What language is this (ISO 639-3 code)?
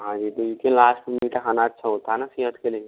hin